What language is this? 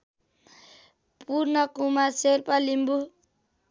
Nepali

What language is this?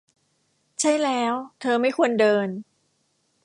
Thai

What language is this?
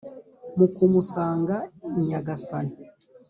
Kinyarwanda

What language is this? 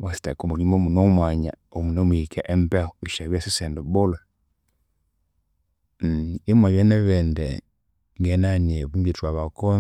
Konzo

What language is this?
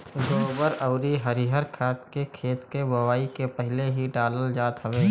Bhojpuri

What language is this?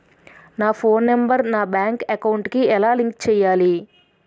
Telugu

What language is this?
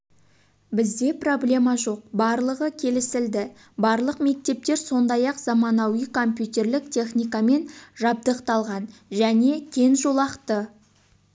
Kazakh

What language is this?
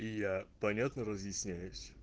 Russian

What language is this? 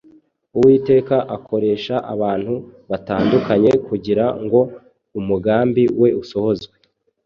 Kinyarwanda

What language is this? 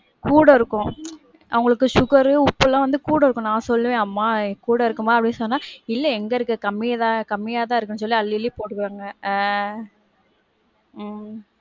Tamil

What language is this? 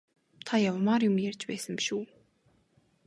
Mongolian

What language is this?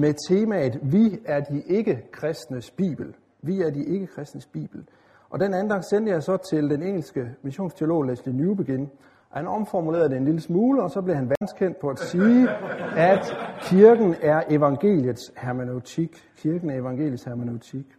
Danish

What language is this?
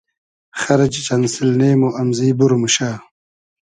Hazaragi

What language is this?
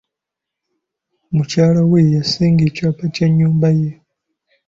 Ganda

